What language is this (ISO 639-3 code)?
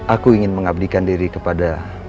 ind